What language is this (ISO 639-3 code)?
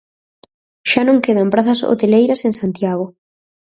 glg